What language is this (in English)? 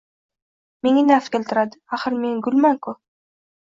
Uzbek